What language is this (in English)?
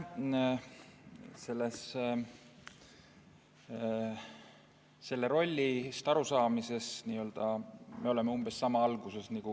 Estonian